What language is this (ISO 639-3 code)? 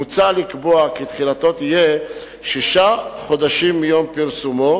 heb